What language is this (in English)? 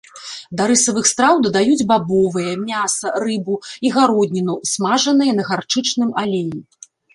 Belarusian